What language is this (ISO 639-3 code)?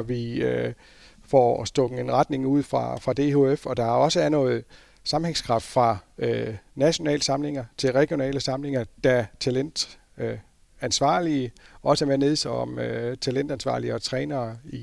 dan